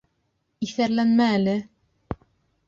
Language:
Bashkir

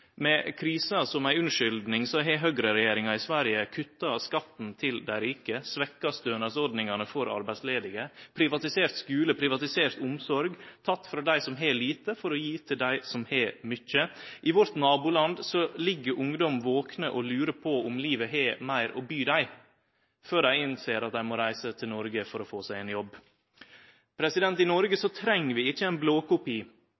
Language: Norwegian Nynorsk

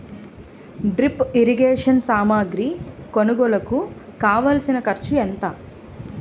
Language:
Telugu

